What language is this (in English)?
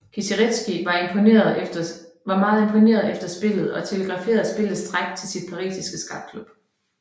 Danish